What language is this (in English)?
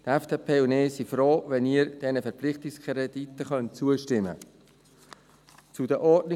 Swiss German